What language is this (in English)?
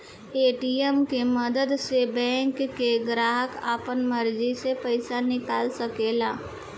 Bhojpuri